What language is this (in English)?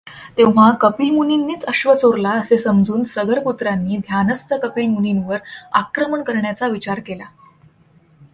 Marathi